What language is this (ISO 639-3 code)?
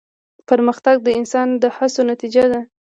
pus